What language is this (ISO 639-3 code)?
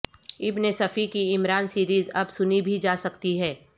urd